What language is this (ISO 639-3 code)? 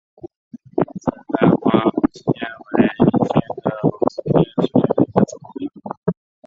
zho